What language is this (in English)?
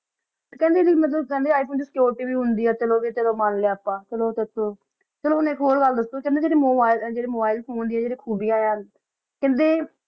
Punjabi